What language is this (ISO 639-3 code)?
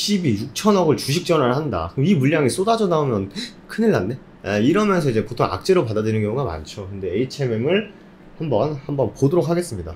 kor